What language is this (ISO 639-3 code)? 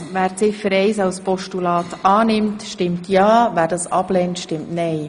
gsw